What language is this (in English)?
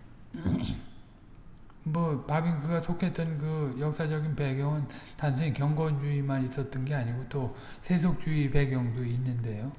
Korean